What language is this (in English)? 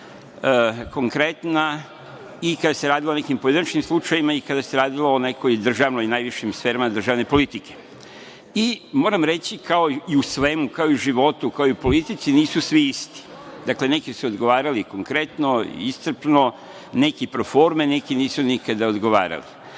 Serbian